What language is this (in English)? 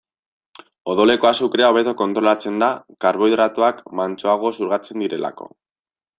Basque